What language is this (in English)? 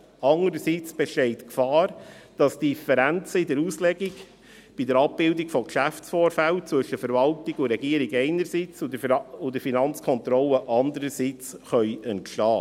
Swiss German